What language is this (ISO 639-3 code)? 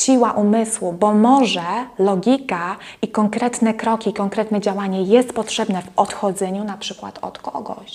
pol